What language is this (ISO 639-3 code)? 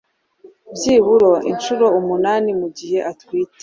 kin